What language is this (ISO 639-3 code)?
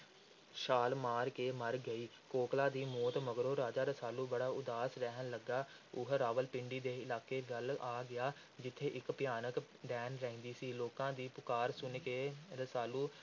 pan